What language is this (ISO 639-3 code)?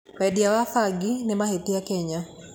kik